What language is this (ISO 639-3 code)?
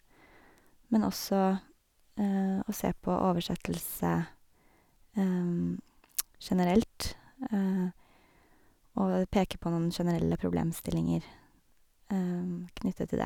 nor